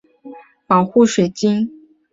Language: Chinese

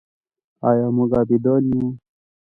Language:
Pashto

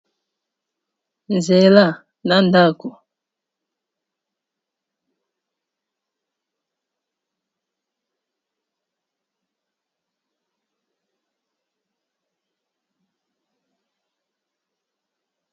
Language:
Lingala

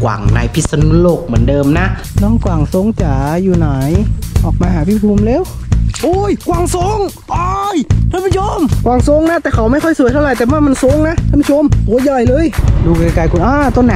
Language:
Thai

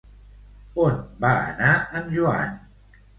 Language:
Catalan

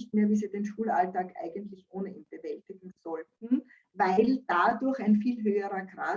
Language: German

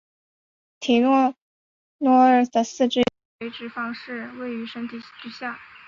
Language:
Chinese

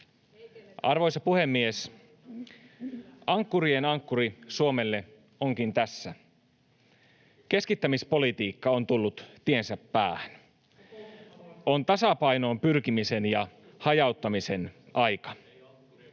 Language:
Finnish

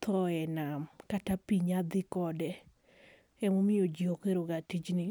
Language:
Luo (Kenya and Tanzania)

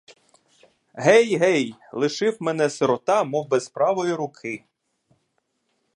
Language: Ukrainian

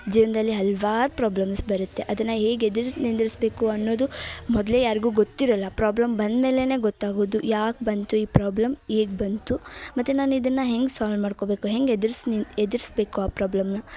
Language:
Kannada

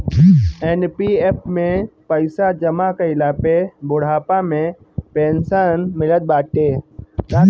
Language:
Bhojpuri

